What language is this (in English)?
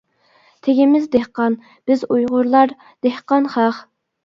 Uyghur